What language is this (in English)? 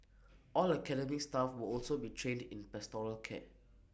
English